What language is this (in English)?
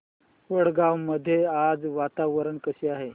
Marathi